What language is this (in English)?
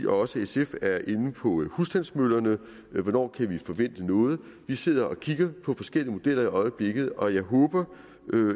Danish